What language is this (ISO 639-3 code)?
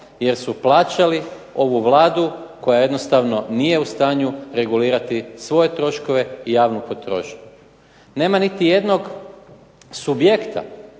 hrv